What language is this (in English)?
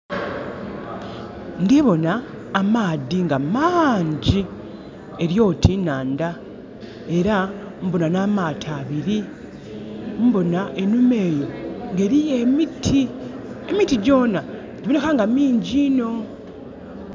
Soga